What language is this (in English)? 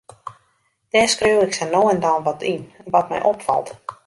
Western Frisian